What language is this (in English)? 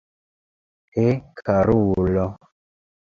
Esperanto